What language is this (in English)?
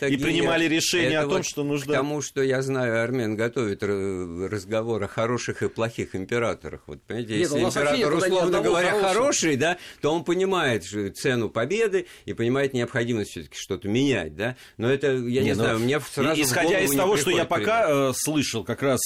Russian